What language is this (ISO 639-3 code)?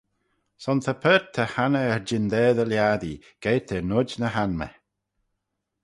glv